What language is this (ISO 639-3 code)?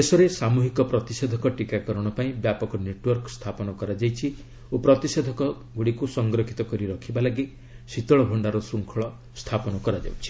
ori